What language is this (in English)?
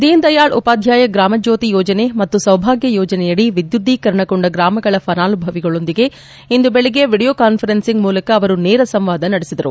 Kannada